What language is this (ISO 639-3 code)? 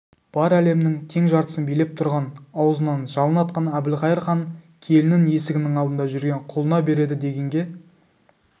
kaz